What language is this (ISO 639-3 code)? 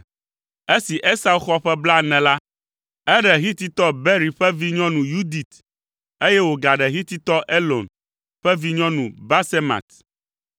ewe